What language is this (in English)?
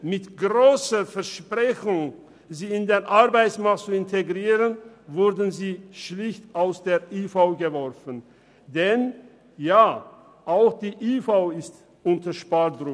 Swiss German